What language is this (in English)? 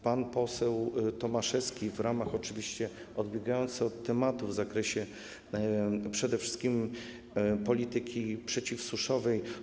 Polish